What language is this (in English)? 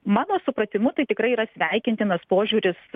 Lithuanian